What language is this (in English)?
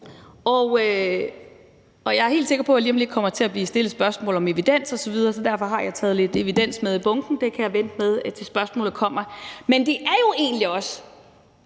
Danish